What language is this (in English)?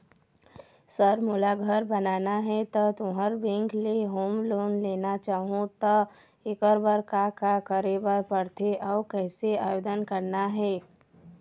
Chhattisgarhi